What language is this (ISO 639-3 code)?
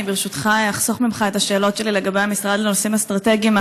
heb